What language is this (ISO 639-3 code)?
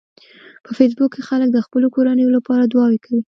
pus